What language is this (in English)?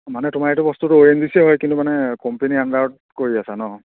Assamese